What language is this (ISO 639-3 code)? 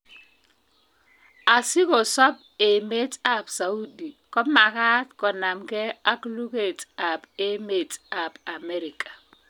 kln